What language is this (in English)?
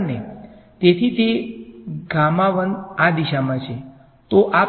Gujarati